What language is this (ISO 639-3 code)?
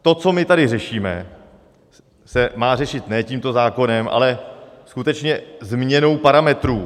ces